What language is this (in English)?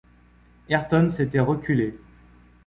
French